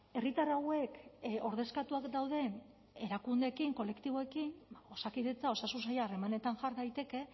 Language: Basque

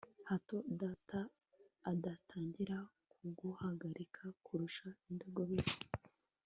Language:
Kinyarwanda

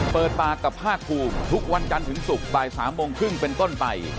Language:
Thai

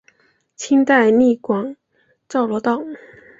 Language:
Chinese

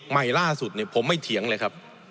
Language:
Thai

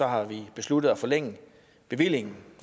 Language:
Danish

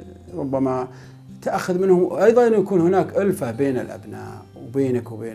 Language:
Arabic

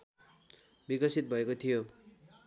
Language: Nepali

